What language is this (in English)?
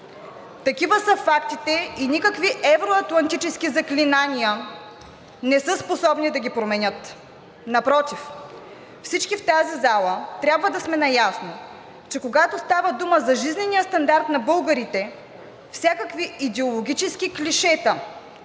Bulgarian